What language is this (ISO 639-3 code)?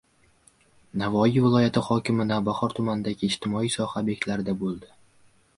uzb